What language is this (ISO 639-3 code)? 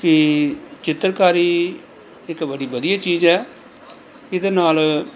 pan